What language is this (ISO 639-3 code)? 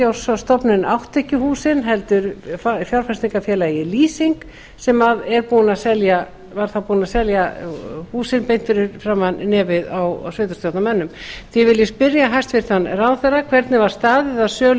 isl